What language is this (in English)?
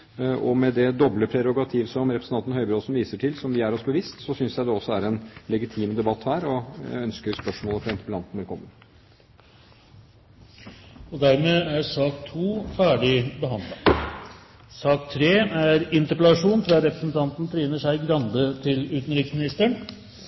Norwegian